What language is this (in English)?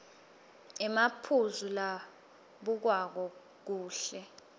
Swati